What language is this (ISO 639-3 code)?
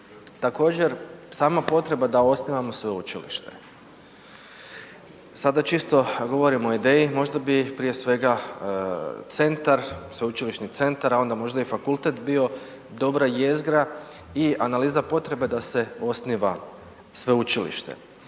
hrv